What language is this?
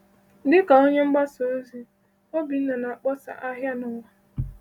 Igbo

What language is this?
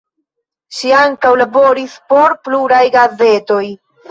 Esperanto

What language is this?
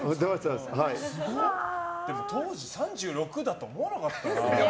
Japanese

